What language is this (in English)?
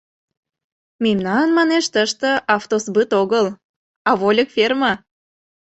Mari